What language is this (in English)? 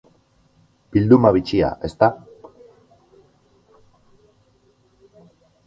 Basque